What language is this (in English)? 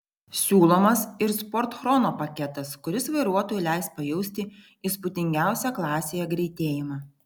Lithuanian